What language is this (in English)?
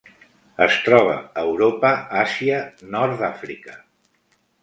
Catalan